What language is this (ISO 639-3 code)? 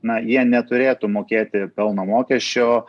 lit